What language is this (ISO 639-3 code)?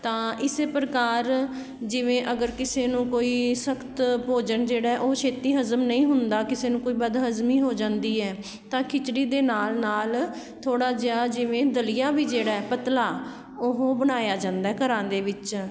pan